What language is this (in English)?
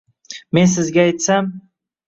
Uzbek